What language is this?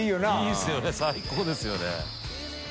Japanese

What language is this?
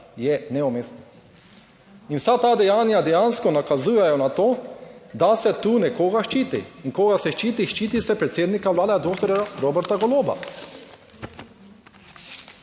Slovenian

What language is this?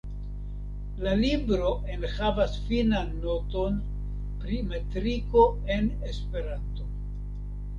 Esperanto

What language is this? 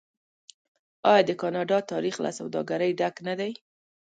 Pashto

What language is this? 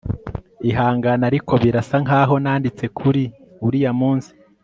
Kinyarwanda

